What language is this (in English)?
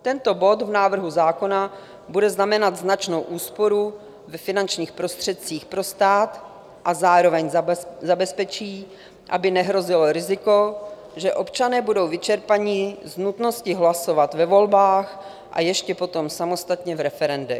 Czech